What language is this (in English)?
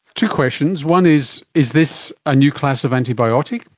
English